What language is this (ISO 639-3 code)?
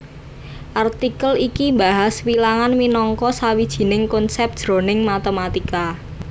jav